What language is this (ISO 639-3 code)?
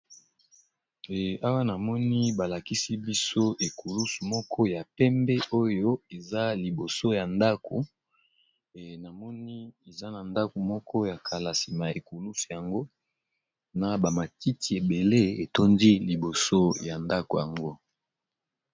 lin